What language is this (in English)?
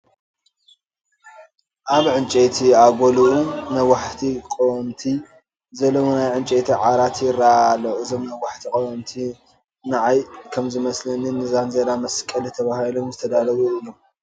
Tigrinya